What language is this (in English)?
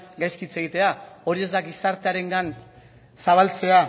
Basque